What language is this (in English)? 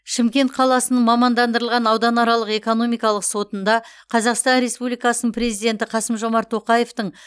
Kazakh